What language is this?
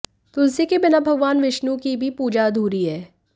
Hindi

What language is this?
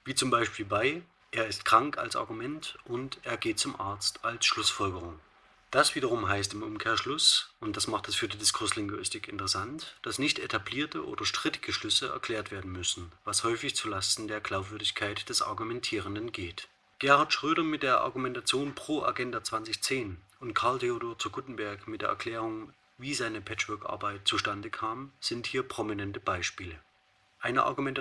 German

